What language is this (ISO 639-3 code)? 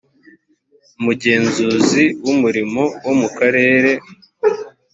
kin